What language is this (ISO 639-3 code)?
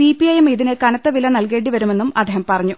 mal